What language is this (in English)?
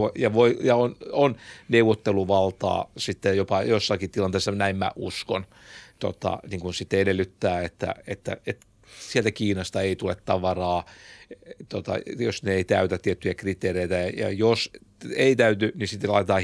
Finnish